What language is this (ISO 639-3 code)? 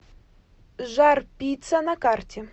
rus